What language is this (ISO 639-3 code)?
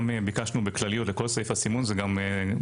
heb